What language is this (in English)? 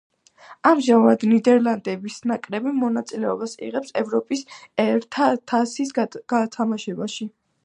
Georgian